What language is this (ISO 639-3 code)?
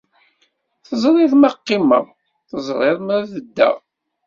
kab